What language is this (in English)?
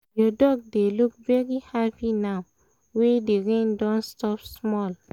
Nigerian Pidgin